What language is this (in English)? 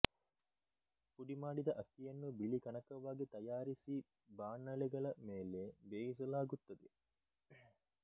Kannada